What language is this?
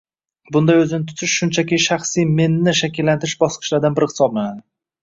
Uzbek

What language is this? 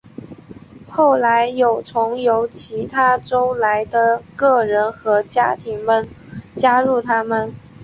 Chinese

